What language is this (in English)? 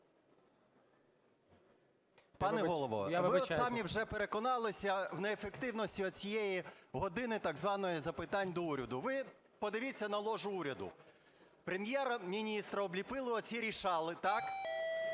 Ukrainian